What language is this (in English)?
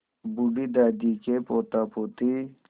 Hindi